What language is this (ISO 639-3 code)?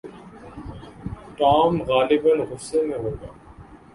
urd